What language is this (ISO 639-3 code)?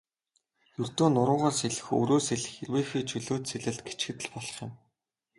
mon